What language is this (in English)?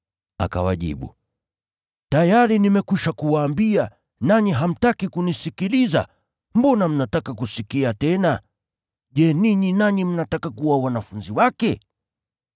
Swahili